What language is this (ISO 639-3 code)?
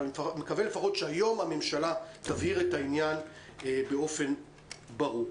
heb